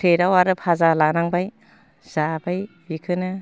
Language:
Bodo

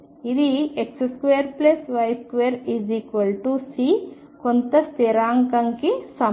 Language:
Telugu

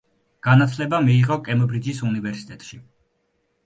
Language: Georgian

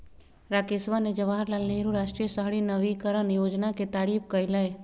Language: Magahi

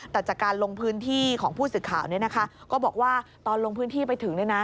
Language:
Thai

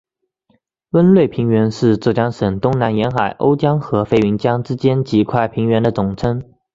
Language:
Chinese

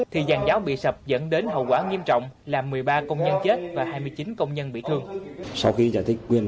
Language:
Vietnamese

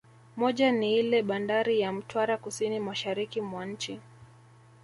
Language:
Swahili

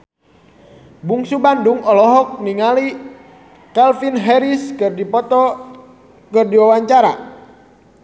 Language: Sundanese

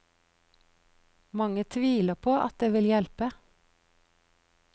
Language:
Norwegian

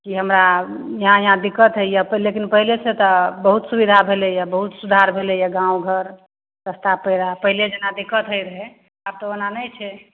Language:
Maithili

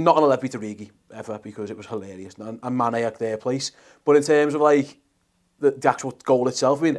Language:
English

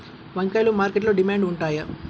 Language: Telugu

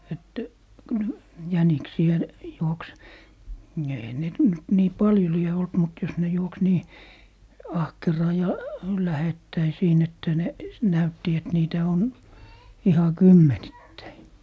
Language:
Finnish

